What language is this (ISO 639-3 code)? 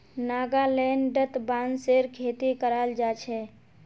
mag